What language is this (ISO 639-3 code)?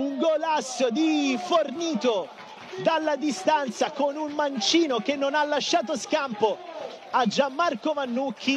ita